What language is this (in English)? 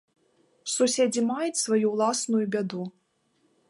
Belarusian